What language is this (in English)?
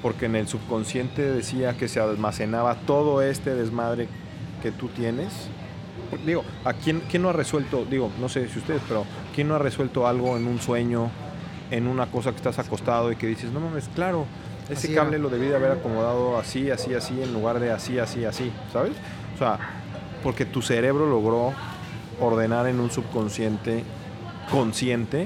Spanish